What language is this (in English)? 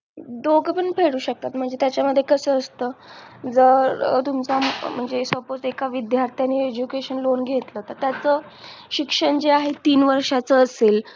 Marathi